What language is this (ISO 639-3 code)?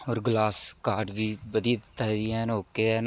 pan